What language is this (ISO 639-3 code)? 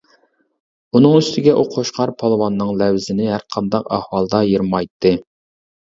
uig